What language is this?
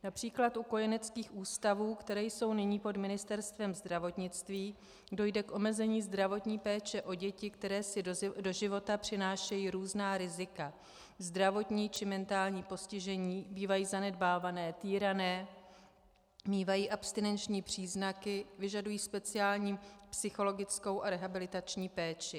Czech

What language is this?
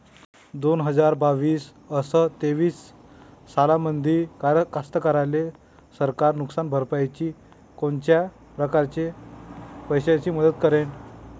Marathi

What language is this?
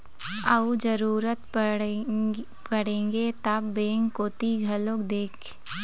Chhattisgarhi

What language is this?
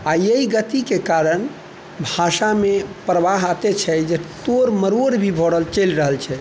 Maithili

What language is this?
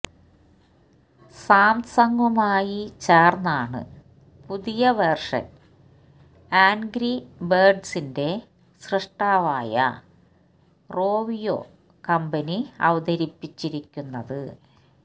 Malayalam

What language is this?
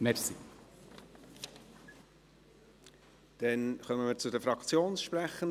Swiss German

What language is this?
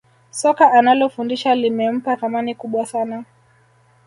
Swahili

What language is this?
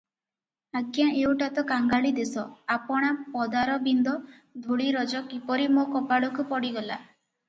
Odia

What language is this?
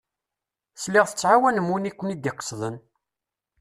Kabyle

